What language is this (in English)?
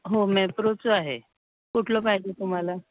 Marathi